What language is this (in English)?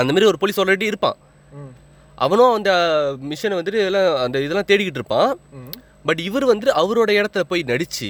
Tamil